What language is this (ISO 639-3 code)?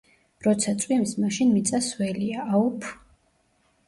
kat